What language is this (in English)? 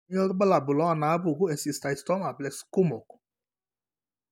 Masai